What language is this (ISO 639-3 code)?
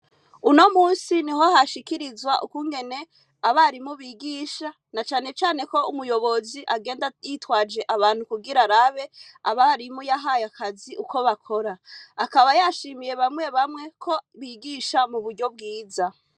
run